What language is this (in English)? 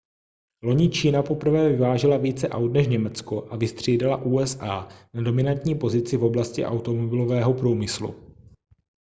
Czech